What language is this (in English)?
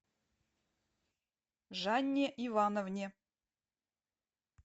Russian